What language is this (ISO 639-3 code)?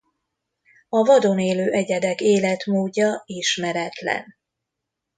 hun